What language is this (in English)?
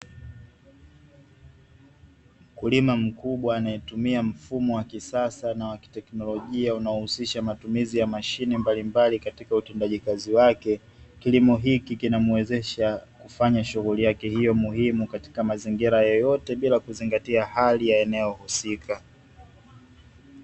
Swahili